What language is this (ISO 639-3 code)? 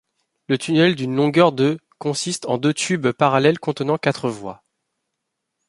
fra